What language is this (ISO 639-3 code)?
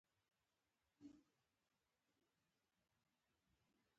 pus